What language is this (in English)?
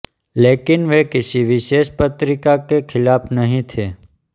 Hindi